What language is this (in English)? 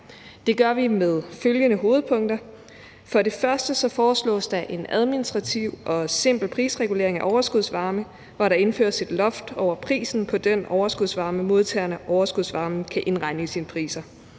Danish